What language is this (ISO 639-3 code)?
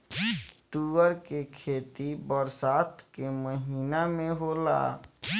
bho